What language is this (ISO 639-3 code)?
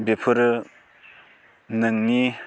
brx